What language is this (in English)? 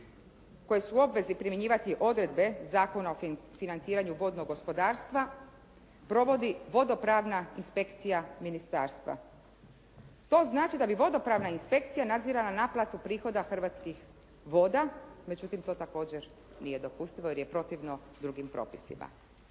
Croatian